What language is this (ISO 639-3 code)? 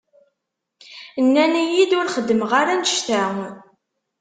kab